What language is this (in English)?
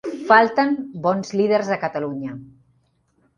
Catalan